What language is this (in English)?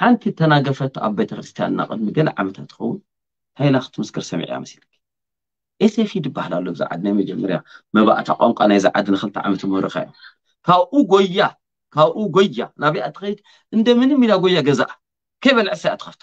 Arabic